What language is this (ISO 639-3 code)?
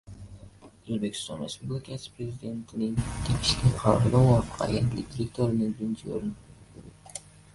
uzb